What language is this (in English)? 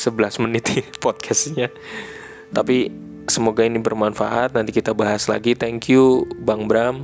Indonesian